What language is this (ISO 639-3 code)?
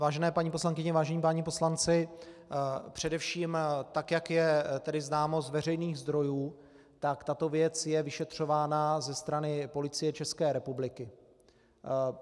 ces